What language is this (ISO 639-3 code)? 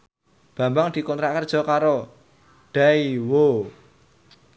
jav